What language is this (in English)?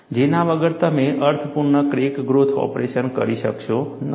Gujarati